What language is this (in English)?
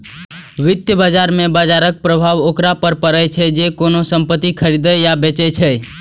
Maithili